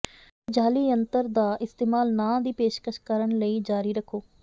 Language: Punjabi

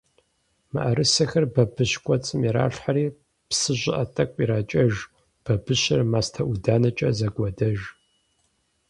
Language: Kabardian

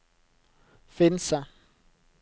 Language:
Norwegian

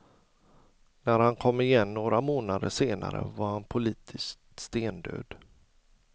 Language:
Swedish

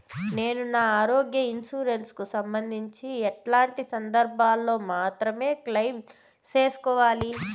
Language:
Telugu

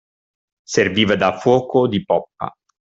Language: Italian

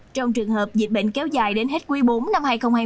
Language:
Vietnamese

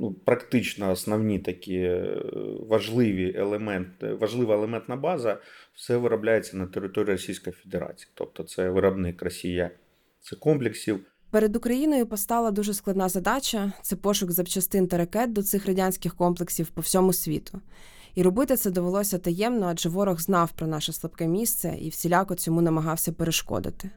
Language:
Ukrainian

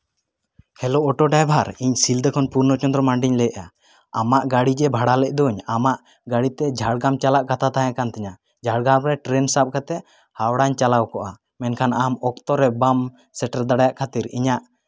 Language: Santali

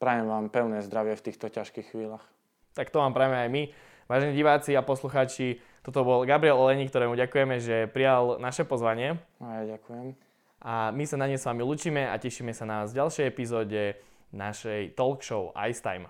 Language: Slovak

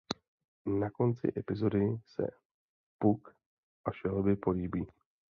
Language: Czech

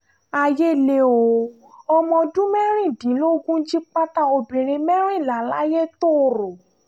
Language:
Yoruba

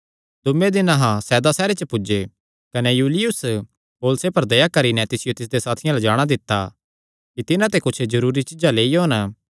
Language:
Kangri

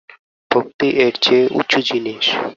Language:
Bangla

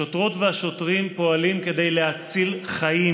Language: Hebrew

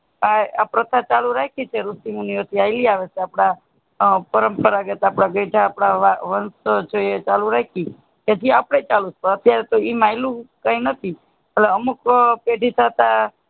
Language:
Gujarati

